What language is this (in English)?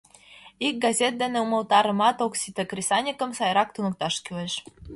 Mari